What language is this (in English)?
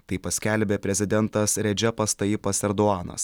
Lithuanian